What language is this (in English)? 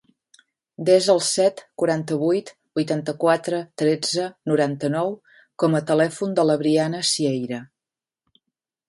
Catalan